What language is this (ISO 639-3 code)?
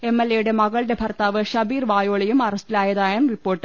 mal